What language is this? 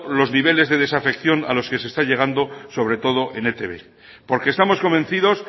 Spanish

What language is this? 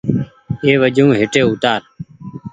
Goaria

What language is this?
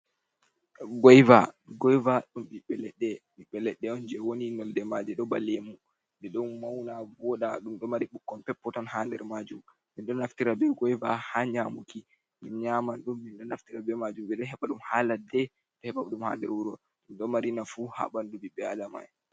Fula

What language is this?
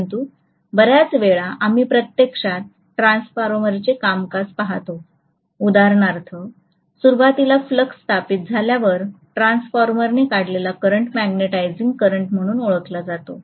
Marathi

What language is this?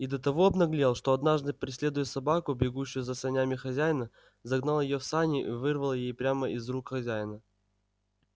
Russian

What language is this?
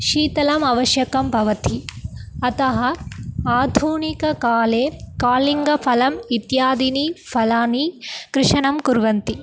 Sanskrit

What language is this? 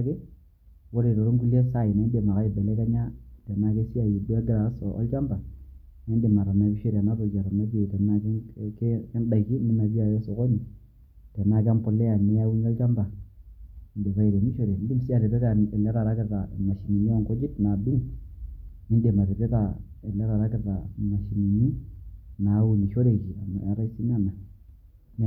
Masai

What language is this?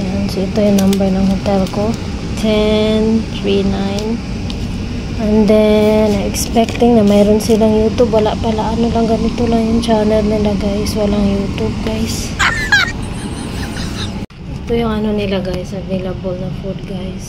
Filipino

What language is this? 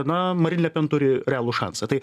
Lithuanian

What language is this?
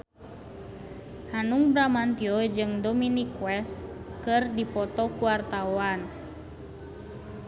Sundanese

